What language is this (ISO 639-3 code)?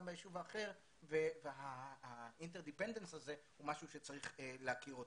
heb